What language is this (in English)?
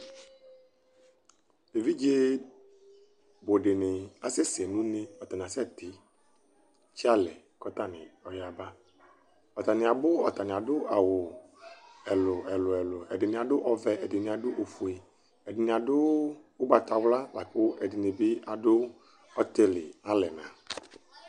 Ikposo